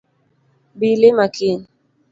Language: Luo (Kenya and Tanzania)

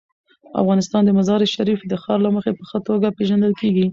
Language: Pashto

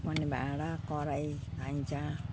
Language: Nepali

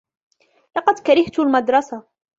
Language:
Arabic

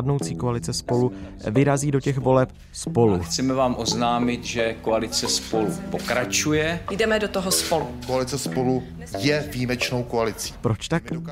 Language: Czech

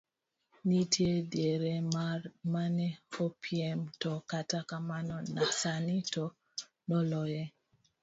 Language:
Luo (Kenya and Tanzania)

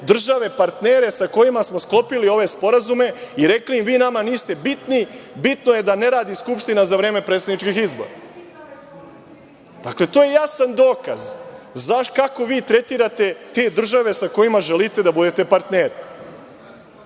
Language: Serbian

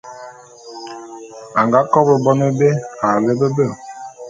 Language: Bulu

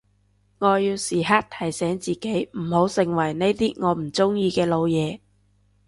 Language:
Cantonese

